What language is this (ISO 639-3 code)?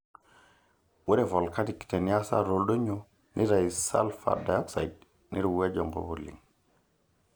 mas